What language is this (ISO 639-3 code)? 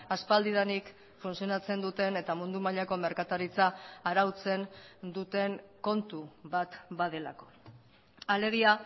eus